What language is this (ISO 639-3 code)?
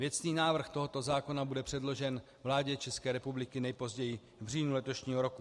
ces